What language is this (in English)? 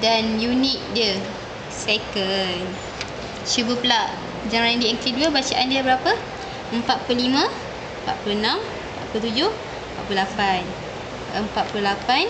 Malay